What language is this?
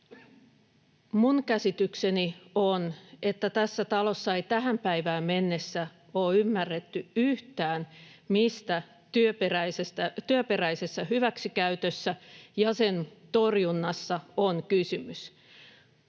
Finnish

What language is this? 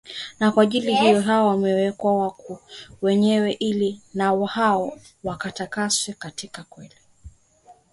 Swahili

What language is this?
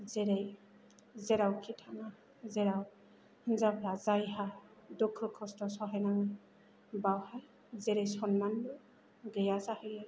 Bodo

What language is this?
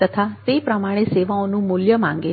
Gujarati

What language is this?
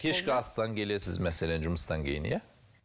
Kazakh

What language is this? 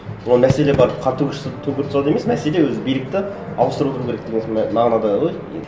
Kazakh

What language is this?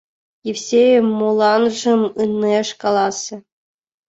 Mari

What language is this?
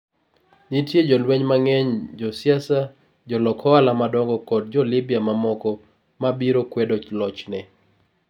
Luo (Kenya and Tanzania)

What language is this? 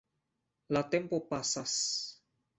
Esperanto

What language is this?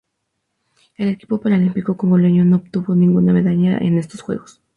Spanish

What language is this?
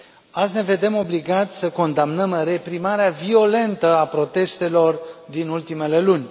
Romanian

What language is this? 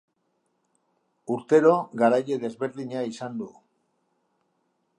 Basque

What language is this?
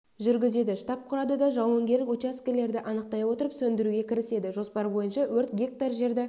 Kazakh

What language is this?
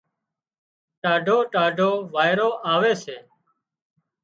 Wadiyara Koli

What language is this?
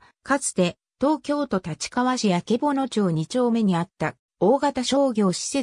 Japanese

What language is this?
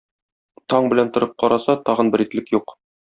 Tatar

